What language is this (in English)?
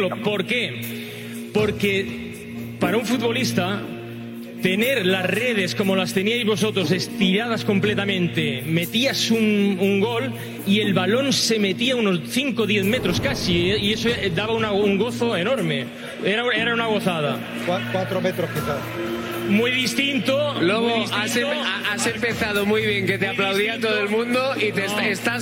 Spanish